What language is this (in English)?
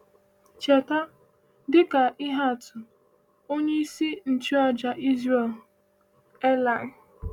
Igbo